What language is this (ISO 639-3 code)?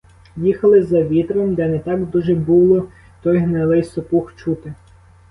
ukr